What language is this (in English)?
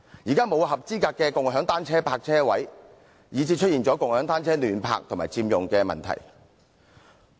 Cantonese